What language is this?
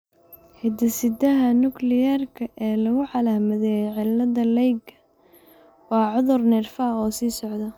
Somali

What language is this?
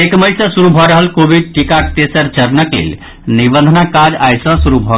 Maithili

